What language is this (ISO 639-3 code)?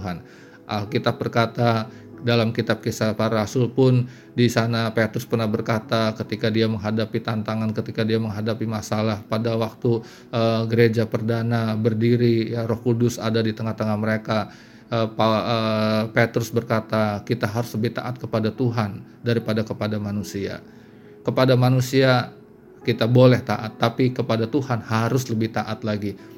ind